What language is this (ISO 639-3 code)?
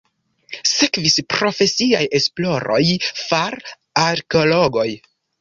epo